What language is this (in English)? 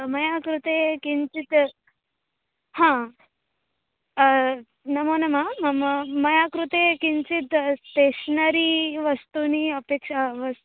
Sanskrit